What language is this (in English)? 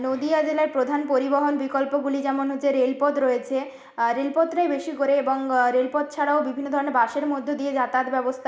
Bangla